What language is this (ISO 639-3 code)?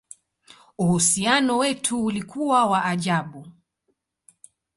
swa